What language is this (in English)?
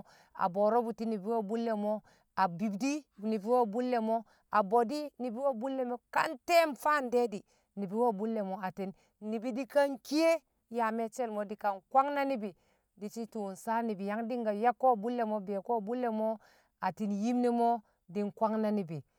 Kamo